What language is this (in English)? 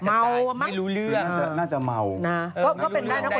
Thai